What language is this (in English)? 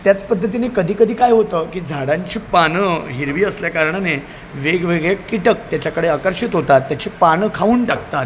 Marathi